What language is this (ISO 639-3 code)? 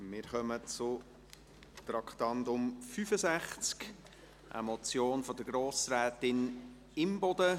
gsw